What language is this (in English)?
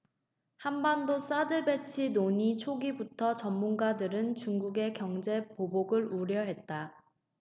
Korean